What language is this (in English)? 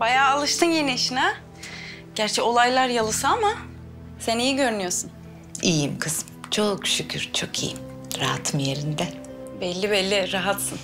Turkish